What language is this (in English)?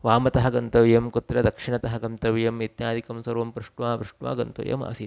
Sanskrit